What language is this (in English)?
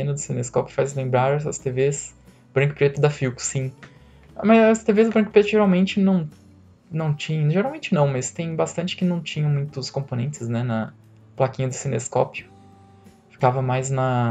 Portuguese